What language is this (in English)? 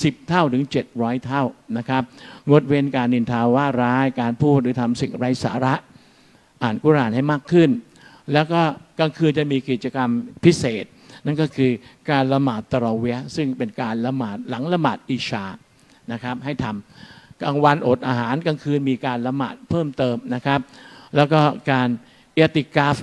Thai